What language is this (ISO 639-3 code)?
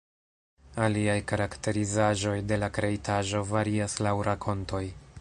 epo